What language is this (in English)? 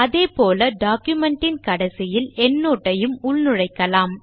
Tamil